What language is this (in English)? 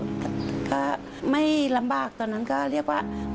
Thai